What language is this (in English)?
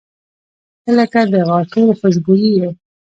Pashto